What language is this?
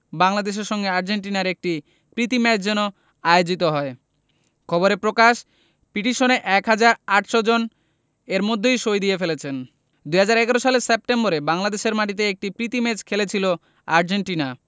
Bangla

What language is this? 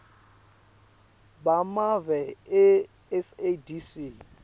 Swati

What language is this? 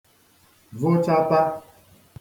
Igbo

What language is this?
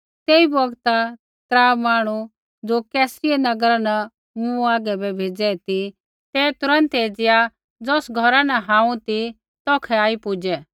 Kullu Pahari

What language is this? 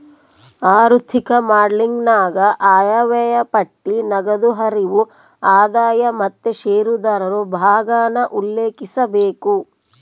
Kannada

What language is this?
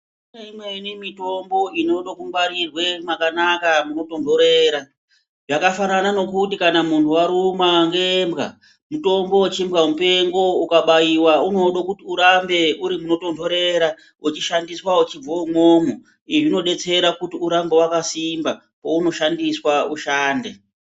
Ndau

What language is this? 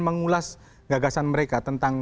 Indonesian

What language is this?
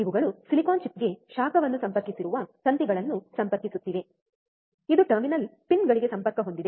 Kannada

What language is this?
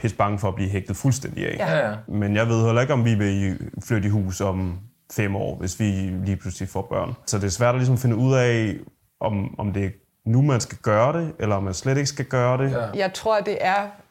Danish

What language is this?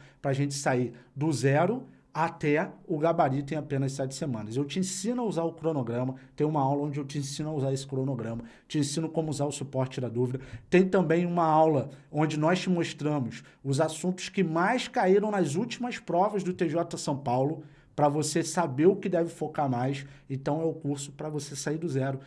Portuguese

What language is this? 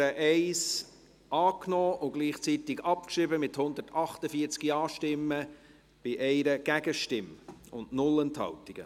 Swiss German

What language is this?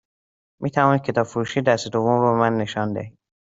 Persian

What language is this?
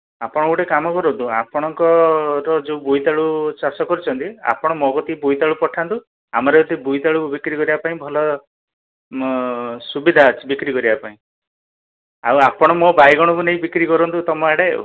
Odia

